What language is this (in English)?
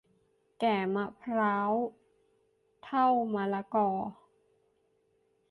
Thai